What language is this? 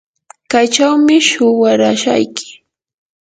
Yanahuanca Pasco Quechua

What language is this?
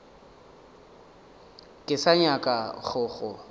Northern Sotho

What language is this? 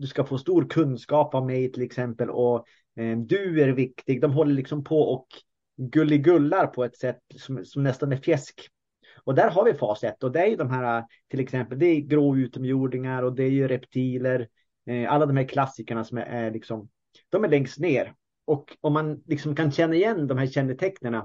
Swedish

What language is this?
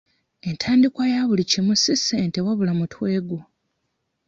Ganda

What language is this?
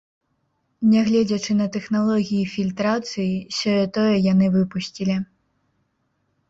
Belarusian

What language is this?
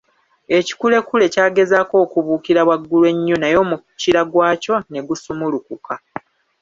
Ganda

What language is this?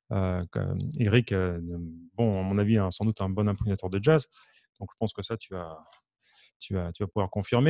French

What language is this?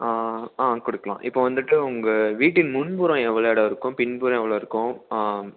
Tamil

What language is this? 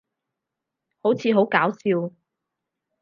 Cantonese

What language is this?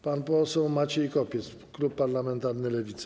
Polish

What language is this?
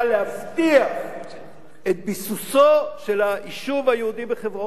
Hebrew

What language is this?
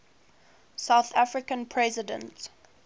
English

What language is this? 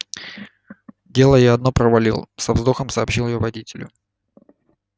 Russian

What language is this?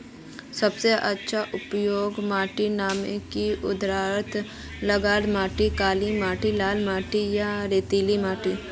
Magahi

